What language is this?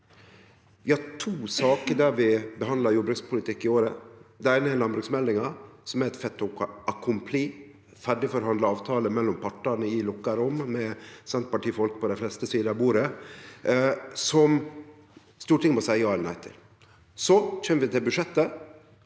Norwegian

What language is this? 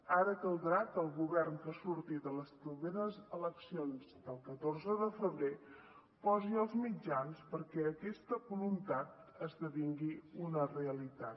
Catalan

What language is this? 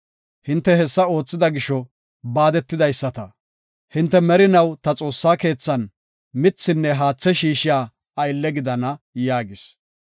Gofa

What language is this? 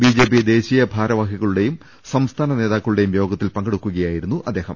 Malayalam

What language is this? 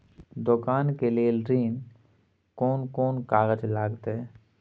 Maithili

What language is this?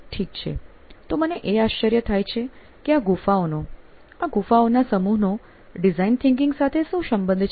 Gujarati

